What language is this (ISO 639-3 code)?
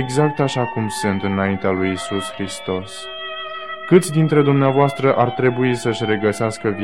ron